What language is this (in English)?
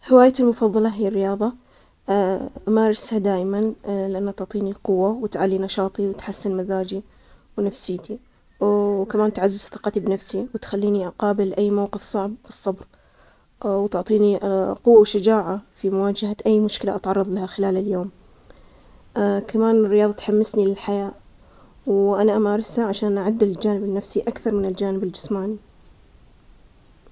Omani Arabic